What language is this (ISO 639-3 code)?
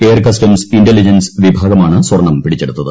mal